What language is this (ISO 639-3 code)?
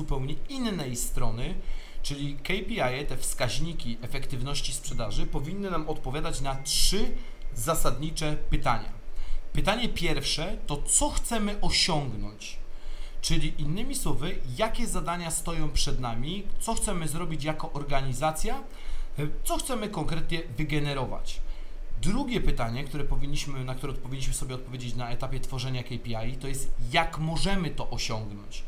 pol